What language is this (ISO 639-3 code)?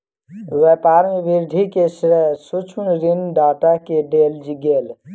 mai